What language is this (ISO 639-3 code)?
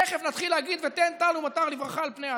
heb